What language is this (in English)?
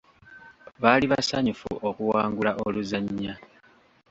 Ganda